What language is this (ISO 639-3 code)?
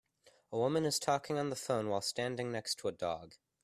eng